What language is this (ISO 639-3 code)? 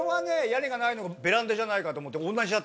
jpn